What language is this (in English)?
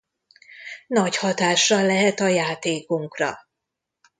Hungarian